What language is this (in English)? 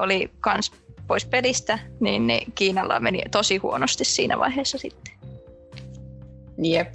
Finnish